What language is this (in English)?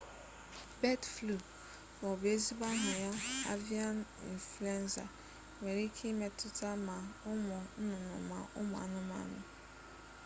Igbo